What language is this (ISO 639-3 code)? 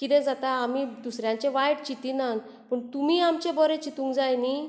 kok